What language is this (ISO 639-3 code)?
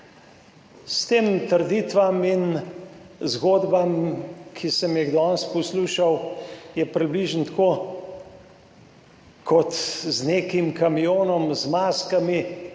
slv